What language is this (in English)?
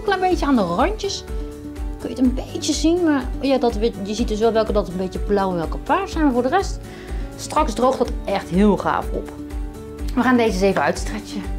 Dutch